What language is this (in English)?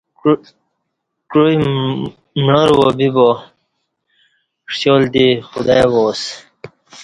Kati